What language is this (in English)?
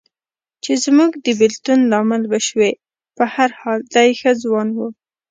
Pashto